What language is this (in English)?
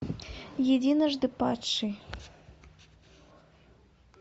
Russian